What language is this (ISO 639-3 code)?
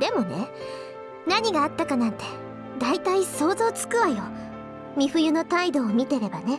jpn